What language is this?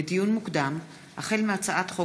Hebrew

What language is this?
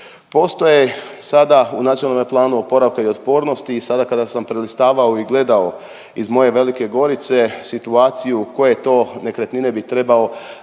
Croatian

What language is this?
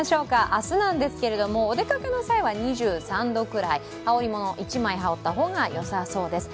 Japanese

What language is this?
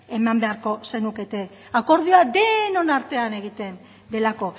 Basque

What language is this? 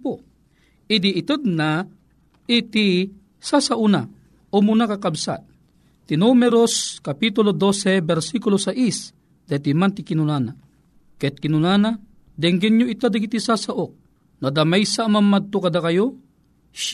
Filipino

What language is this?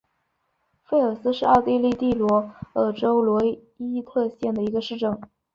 Chinese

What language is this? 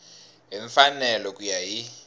Tsonga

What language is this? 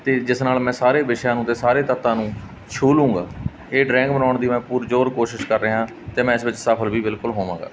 Punjabi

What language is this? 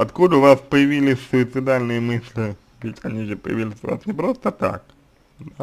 Russian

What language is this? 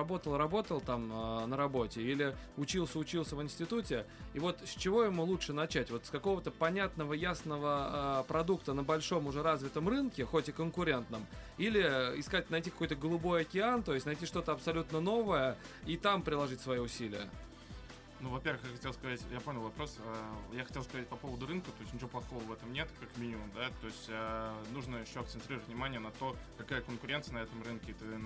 Russian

